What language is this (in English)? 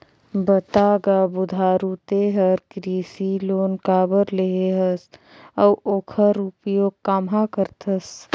Chhattisgarhi